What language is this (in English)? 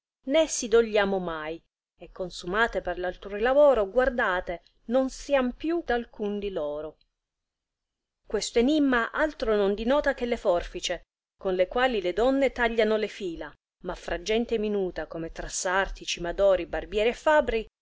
Italian